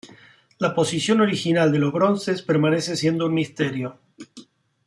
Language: Spanish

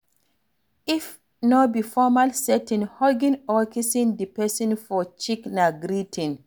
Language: Nigerian Pidgin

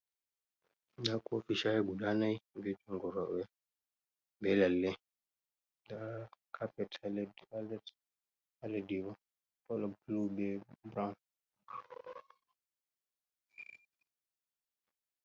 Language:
Fula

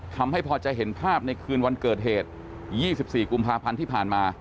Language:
Thai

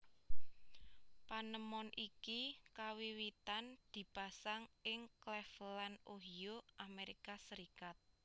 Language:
Javanese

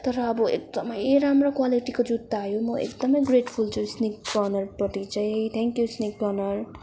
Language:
Nepali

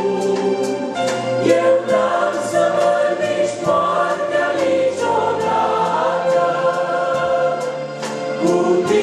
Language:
Romanian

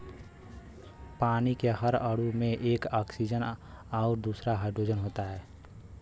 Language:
Bhojpuri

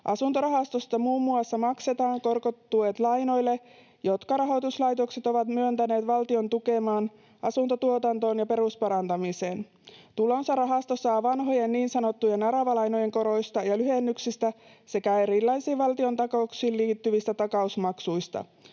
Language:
Finnish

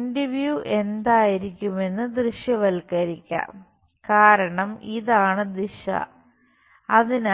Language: Malayalam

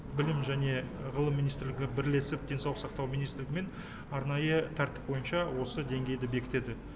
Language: Kazakh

